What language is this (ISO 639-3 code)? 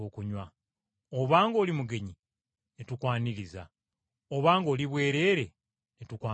lug